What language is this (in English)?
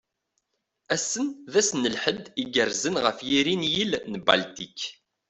Kabyle